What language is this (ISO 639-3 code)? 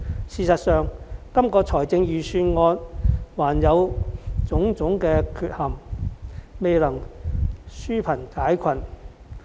yue